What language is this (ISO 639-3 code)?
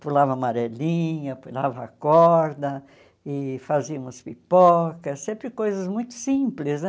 por